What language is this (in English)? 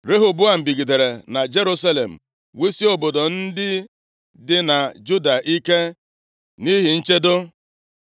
Igbo